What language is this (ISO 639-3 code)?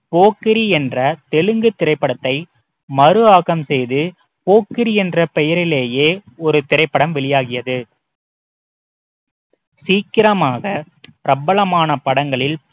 tam